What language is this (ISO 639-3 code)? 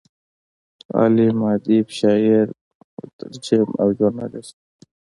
pus